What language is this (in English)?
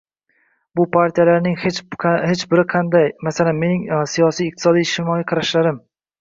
Uzbek